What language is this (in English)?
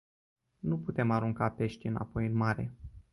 Romanian